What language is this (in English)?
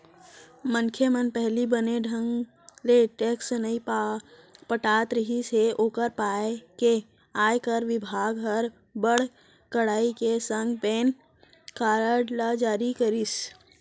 Chhattisgarhi